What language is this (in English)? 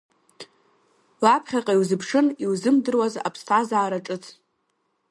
Abkhazian